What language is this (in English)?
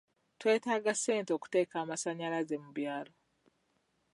Ganda